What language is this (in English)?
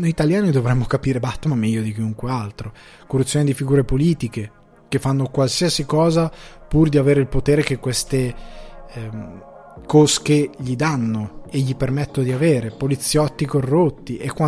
Italian